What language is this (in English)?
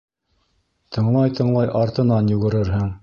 Bashkir